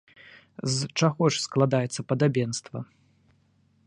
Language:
Belarusian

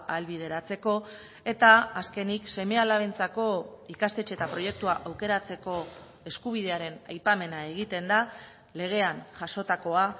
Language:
Basque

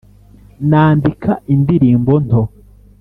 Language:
Kinyarwanda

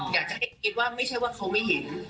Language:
Thai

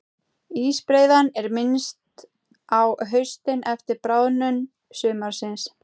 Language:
Icelandic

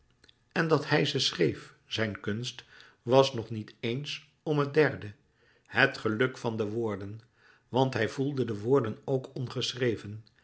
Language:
Dutch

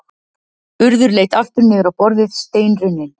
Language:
Icelandic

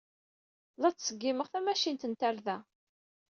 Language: Kabyle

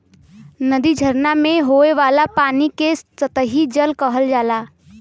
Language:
Bhojpuri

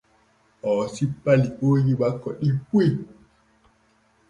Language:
Borgu Fulfulde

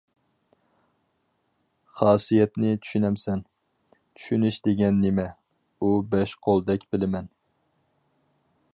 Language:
Uyghur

